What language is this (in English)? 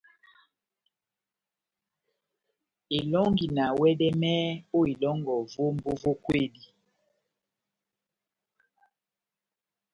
Batanga